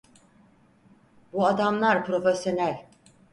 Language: Turkish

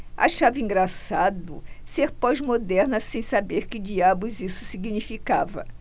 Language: Portuguese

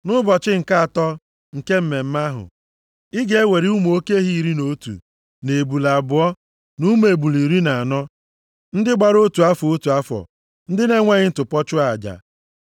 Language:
Igbo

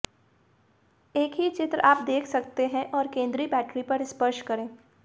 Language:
Hindi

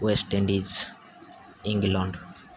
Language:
Odia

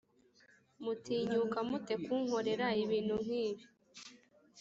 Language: Kinyarwanda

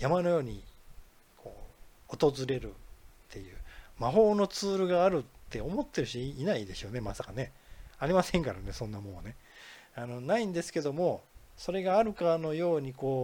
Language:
Japanese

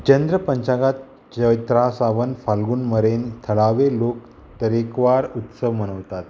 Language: Konkani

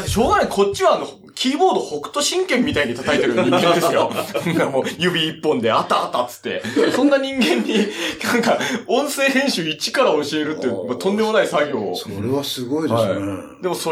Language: Japanese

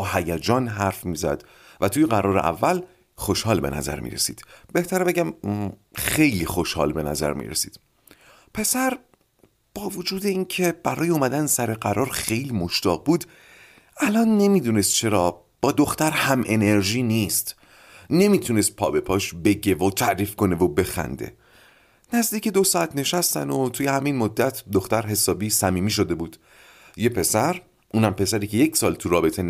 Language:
Persian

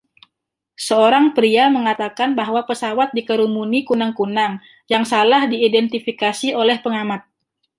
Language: Indonesian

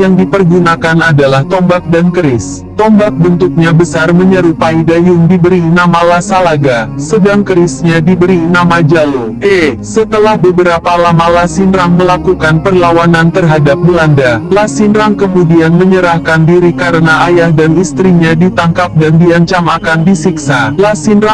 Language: Indonesian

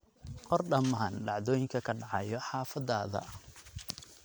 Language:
Somali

